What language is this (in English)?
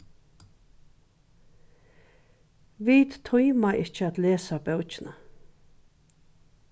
Faroese